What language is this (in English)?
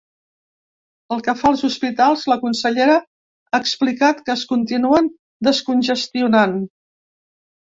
Catalan